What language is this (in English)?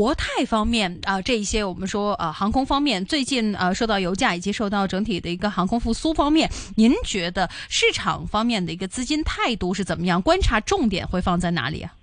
Chinese